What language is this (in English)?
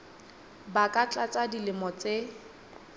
Southern Sotho